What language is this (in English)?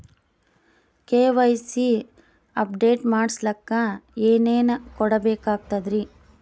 Kannada